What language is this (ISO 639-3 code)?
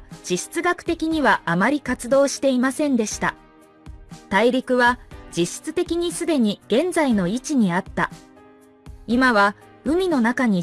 jpn